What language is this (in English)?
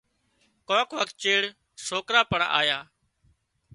Wadiyara Koli